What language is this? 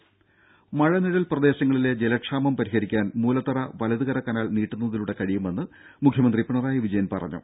Malayalam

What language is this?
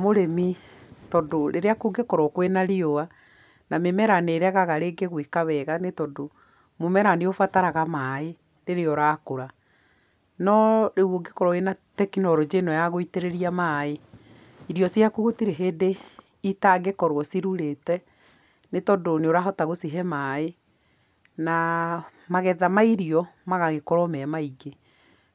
Kikuyu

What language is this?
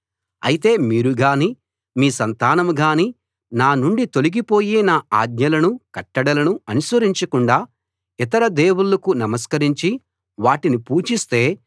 Telugu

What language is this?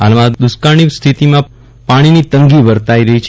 Gujarati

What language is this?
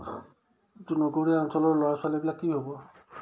Assamese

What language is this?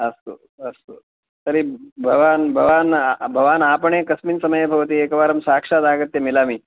Sanskrit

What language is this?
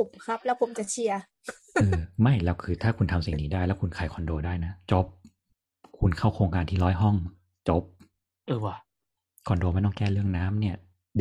Thai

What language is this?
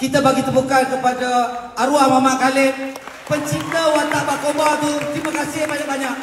Malay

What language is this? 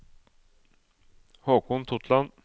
Norwegian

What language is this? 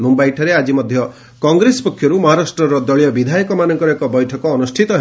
Odia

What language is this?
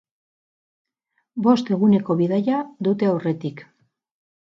Basque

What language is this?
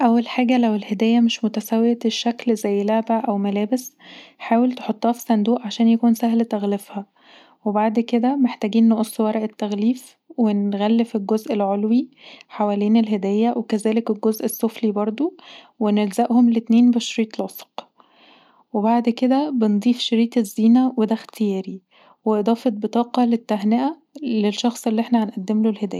Egyptian Arabic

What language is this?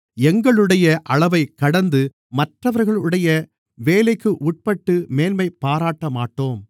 Tamil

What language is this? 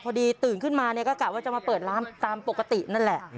Thai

